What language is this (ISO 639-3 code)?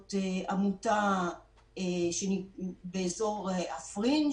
heb